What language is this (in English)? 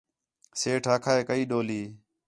Khetrani